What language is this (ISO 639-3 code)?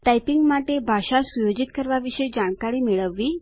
guj